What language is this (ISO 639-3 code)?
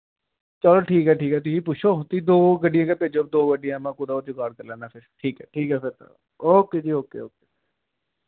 doi